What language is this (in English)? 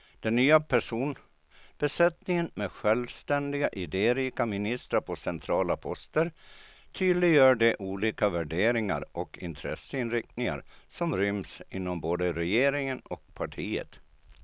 Swedish